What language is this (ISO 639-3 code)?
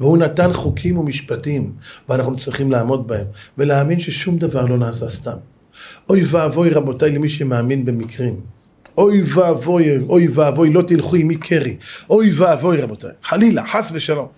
heb